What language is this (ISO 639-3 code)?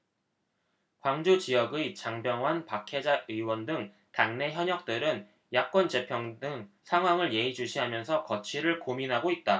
kor